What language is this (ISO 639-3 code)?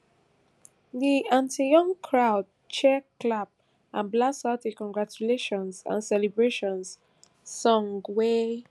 pcm